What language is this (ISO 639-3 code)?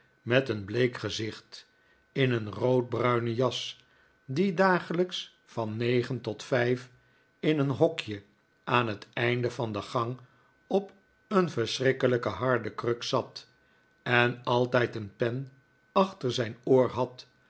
nld